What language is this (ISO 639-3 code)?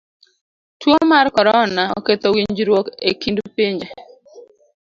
luo